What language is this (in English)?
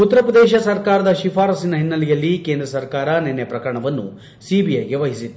Kannada